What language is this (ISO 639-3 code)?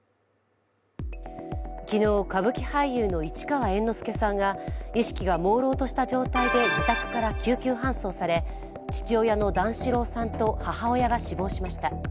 jpn